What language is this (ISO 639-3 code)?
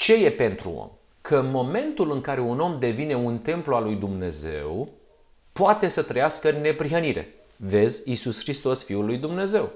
ron